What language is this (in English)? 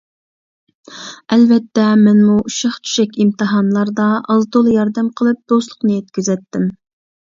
Uyghur